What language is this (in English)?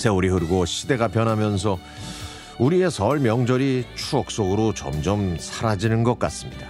Korean